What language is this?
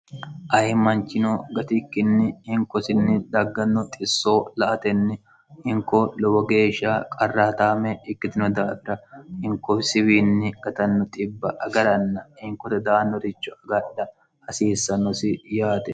Sidamo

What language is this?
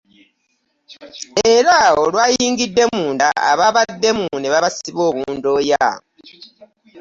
Ganda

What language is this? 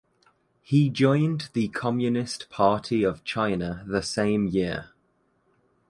English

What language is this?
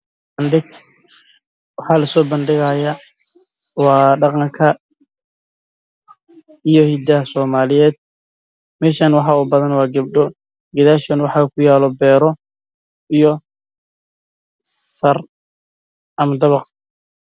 Somali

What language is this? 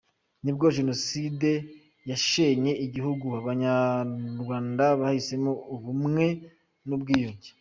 Kinyarwanda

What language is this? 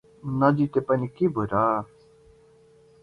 Nepali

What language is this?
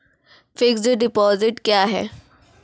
Maithili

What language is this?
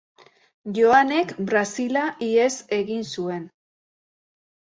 Basque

